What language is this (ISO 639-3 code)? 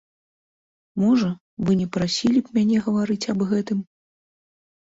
bel